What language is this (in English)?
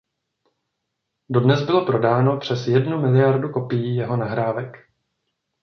Czech